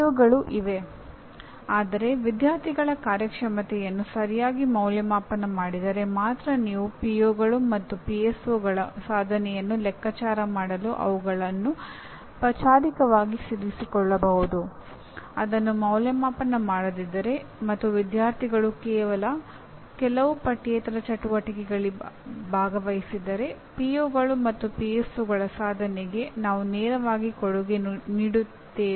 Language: Kannada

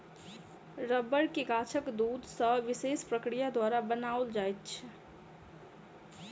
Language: Maithili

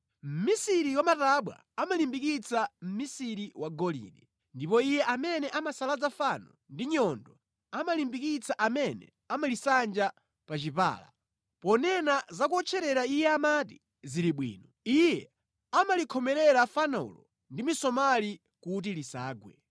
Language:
Nyanja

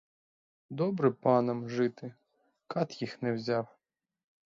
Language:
Ukrainian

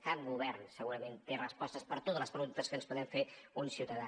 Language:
Catalan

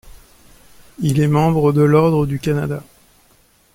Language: French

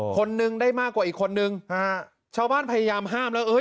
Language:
Thai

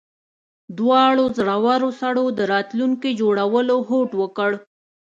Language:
Pashto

